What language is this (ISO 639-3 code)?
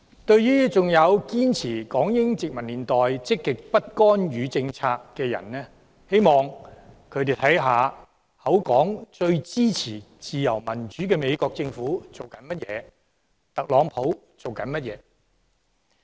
yue